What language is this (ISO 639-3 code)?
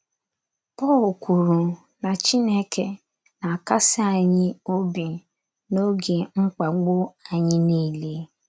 ibo